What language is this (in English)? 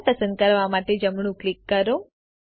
Gujarati